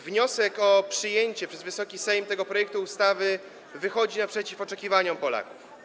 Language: Polish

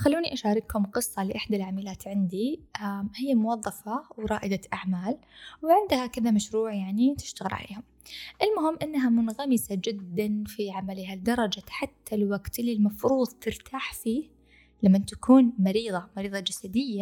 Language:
Arabic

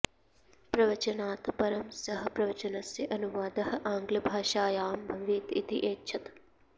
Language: Sanskrit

